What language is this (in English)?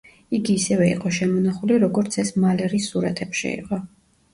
Georgian